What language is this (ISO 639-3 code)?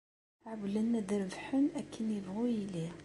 kab